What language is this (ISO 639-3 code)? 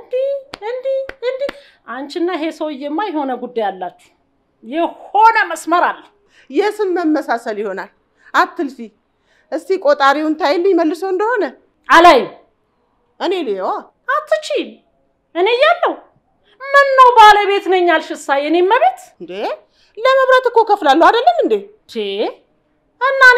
ara